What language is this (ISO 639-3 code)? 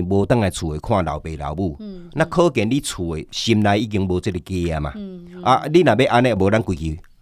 zho